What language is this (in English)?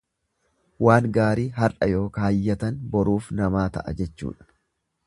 Oromo